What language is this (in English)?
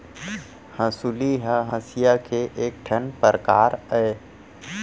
Chhattisgarhi